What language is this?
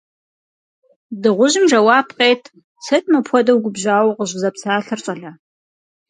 Kabardian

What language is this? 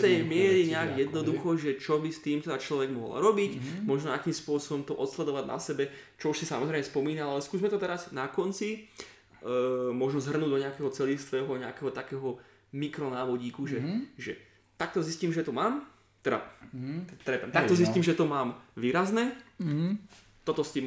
Slovak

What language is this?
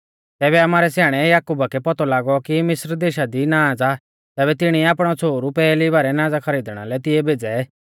Mahasu Pahari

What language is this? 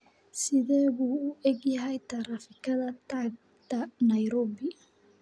Somali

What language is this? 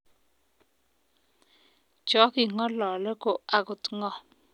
Kalenjin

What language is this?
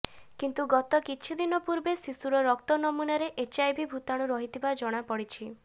Odia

